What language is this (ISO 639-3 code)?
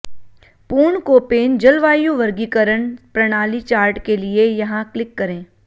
hin